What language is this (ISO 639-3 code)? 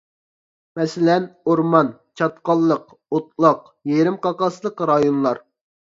uig